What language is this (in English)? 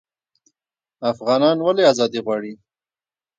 Pashto